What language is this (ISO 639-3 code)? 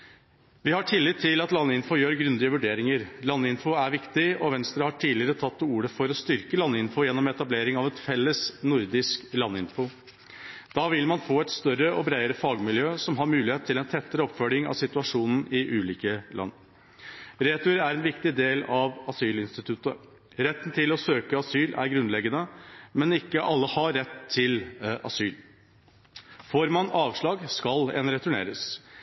nob